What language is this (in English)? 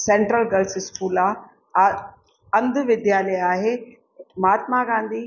Sindhi